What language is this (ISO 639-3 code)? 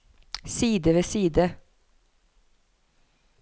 nor